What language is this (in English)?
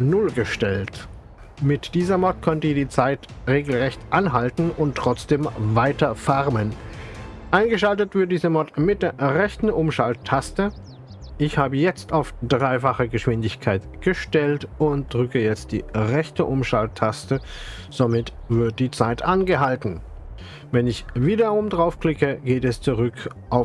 German